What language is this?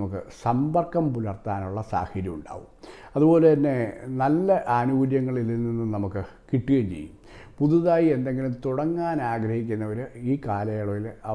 Italian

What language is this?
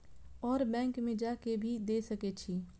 Maithili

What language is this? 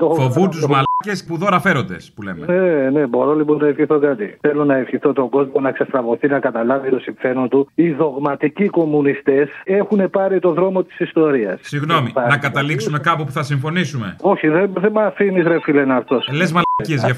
Greek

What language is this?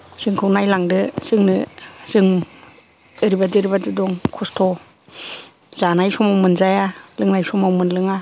Bodo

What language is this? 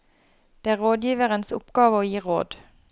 Norwegian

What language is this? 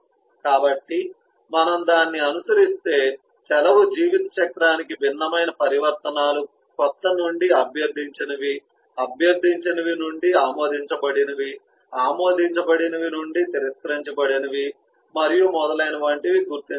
Telugu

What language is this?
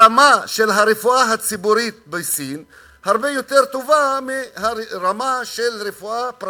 Hebrew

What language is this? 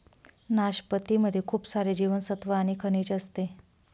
Marathi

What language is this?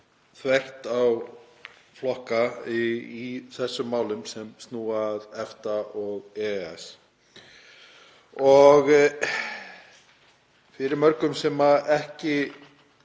Icelandic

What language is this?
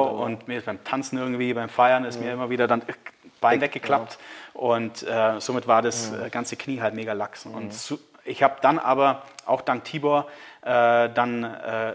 German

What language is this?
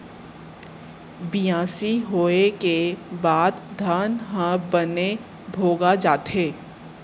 Chhattisgarhi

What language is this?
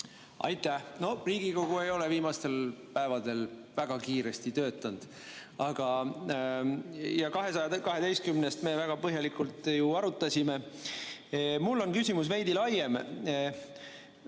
Estonian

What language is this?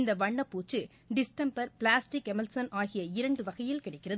Tamil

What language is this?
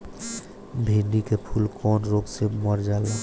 Bhojpuri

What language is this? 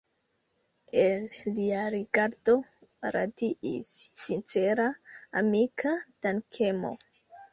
Esperanto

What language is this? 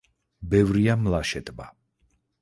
Georgian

